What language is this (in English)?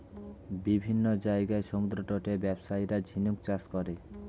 Bangla